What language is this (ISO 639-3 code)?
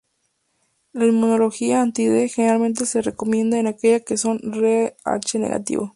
spa